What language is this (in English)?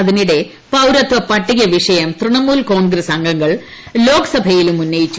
Malayalam